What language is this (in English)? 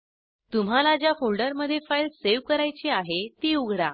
Marathi